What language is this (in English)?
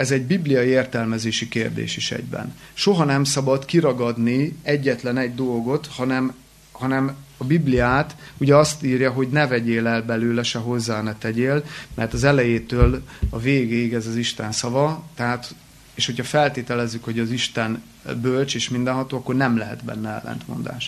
Hungarian